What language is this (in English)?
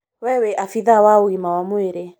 Kikuyu